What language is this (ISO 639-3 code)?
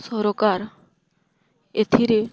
ori